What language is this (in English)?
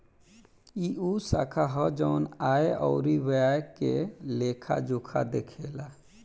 Bhojpuri